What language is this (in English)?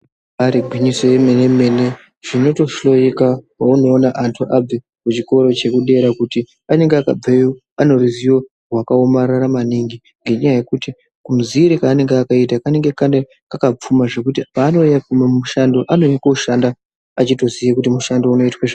Ndau